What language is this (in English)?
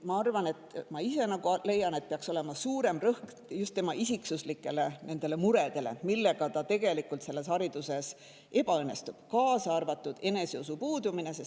Estonian